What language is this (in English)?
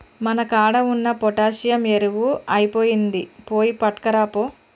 Telugu